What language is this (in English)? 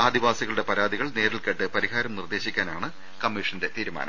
Malayalam